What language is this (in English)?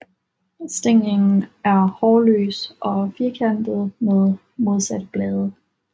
Danish